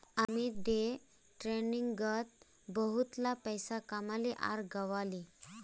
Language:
Magahi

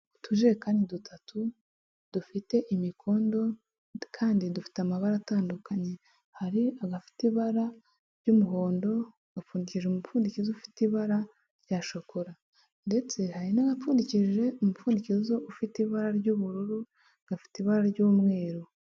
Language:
Kinyarwanda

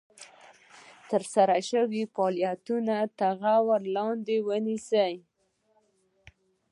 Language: Pashto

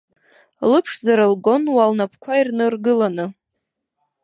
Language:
Abkhazian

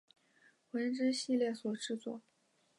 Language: Chinese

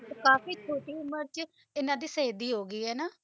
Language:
Punjabi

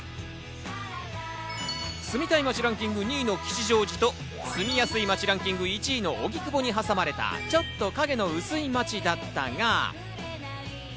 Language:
Japanese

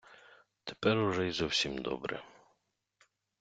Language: Ukrainian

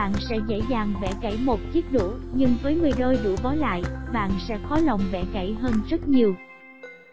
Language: Vietnamese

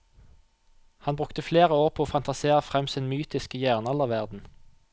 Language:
Norwegian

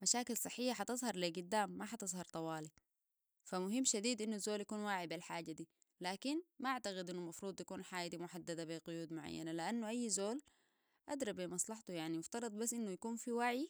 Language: Sudanese Arabic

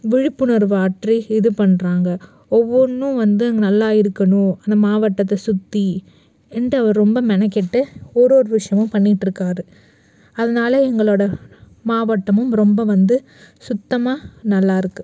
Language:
Tamil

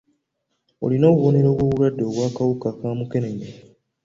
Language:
Ganda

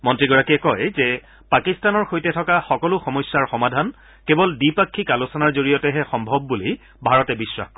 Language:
Assamese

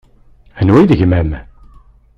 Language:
Kabyle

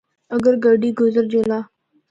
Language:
Northern Hindko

